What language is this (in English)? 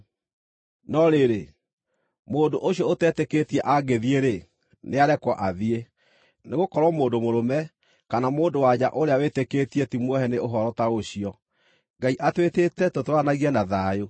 Kikuyu